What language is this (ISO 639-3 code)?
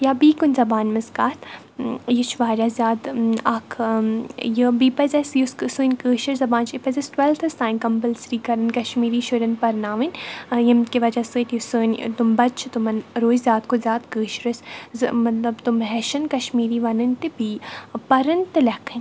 kas